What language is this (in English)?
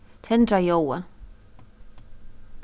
Faroese